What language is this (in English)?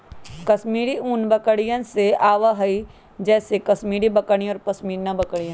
Magahi